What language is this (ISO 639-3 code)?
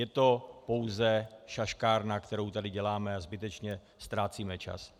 ces